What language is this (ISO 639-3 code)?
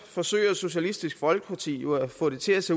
dan